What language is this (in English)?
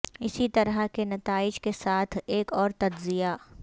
Urdu